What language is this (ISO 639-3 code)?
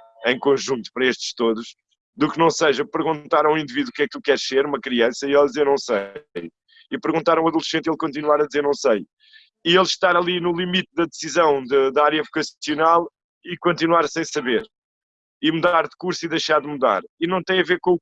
por